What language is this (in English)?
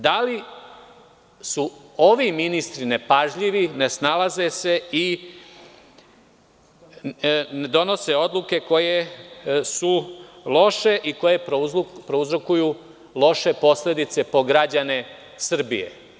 Serbian